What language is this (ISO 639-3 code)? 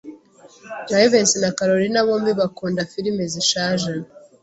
kin